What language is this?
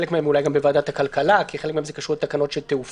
Hebrew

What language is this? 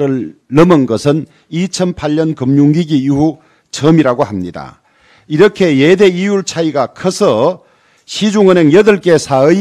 Korean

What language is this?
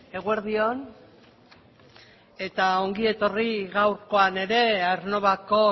Basque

